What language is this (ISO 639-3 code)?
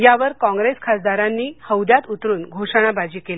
mar